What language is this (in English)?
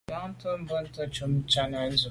Medumba